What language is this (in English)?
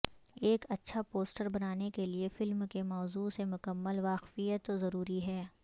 Urdu